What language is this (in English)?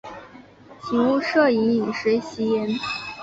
Chinese